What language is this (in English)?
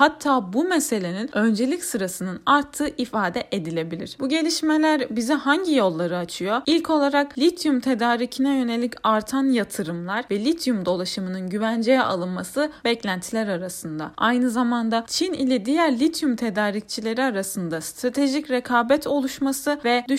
Turkish